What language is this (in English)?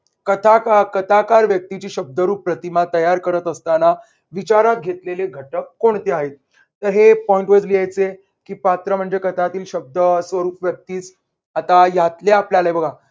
Marathi